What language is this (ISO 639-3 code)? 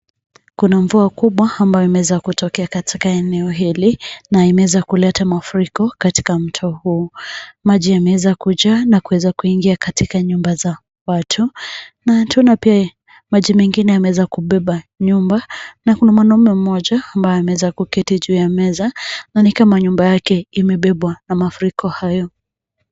swa